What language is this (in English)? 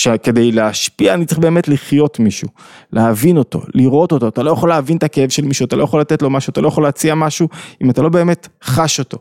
Hebrew